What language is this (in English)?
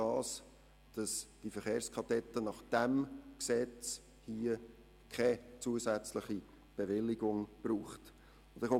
Swiss German